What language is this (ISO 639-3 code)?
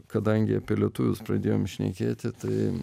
lit